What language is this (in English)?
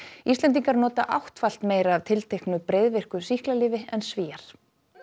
Icelandic